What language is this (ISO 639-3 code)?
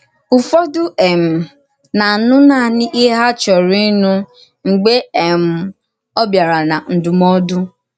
ibo